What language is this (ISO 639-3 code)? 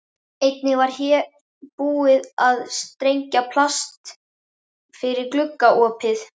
isl